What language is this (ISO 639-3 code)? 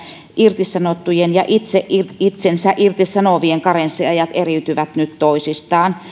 fin